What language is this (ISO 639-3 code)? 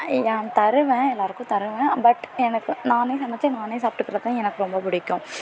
tam